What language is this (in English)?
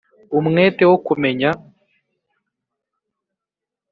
Kinyarwanda